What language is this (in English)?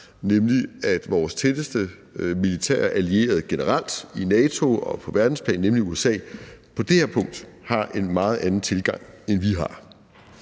Danish